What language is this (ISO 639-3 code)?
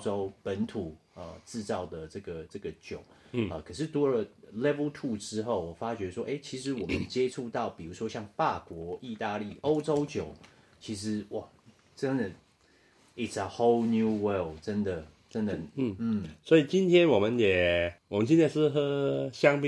zho